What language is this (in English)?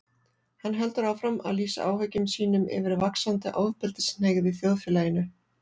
Icelandic